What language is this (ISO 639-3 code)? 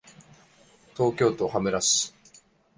jpn